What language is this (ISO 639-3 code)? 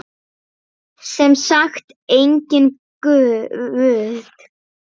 isl